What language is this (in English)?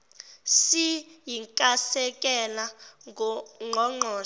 Zulu